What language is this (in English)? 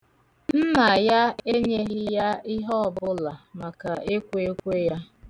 Igbo